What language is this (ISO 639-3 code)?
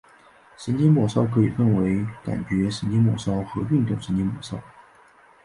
zho